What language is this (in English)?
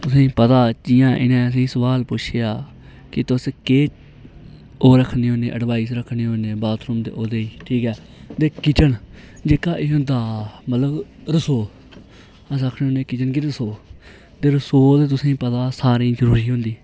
Dogri